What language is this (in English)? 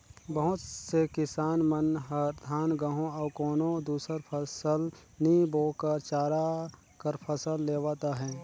Chhattisgarhi